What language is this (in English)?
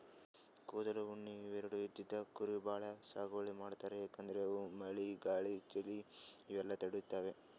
Kannada